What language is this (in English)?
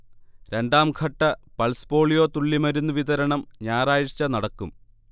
Malayalam